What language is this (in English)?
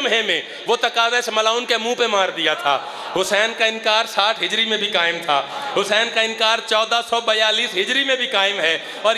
Hindi